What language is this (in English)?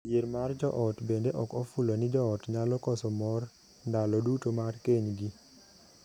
Luo (Kenya and Tanzania)